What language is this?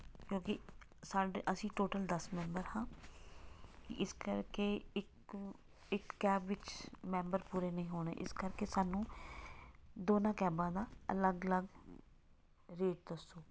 Punjabi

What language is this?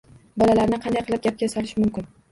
Uzbek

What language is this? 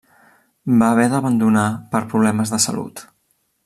Catalan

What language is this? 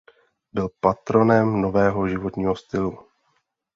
Czech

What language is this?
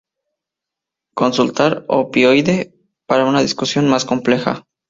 Spanish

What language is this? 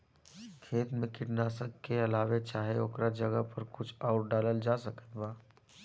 Bhojpuri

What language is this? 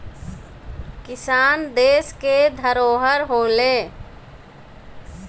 Bhojpuri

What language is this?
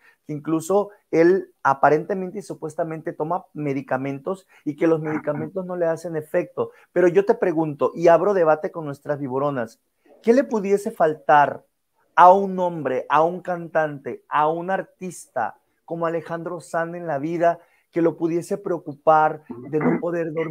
Spanish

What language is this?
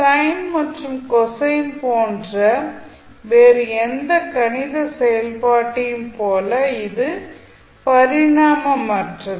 Tamil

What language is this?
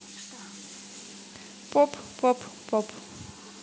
Russian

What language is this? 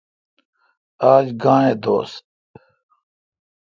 Kalkoti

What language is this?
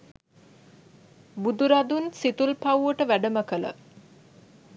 Sinhala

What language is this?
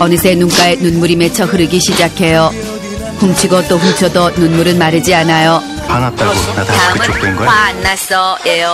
Korean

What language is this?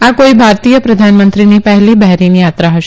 Gujarati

